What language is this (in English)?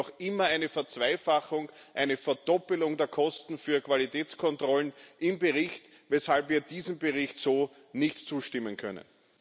German